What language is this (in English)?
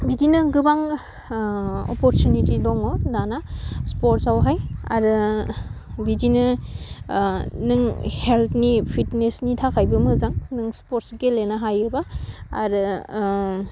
Bodo